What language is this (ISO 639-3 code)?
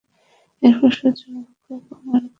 ben